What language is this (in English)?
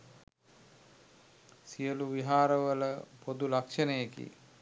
Sinhala